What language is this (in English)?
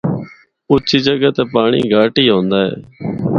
Northern Hindko